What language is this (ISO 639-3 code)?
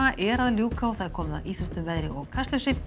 isl